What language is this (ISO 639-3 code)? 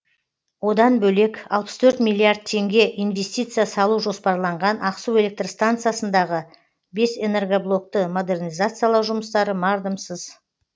kaz